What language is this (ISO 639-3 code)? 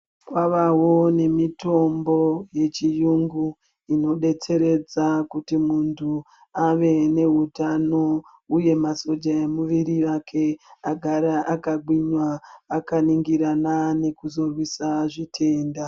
ndc